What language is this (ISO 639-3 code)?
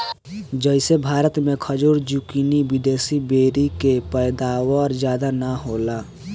bho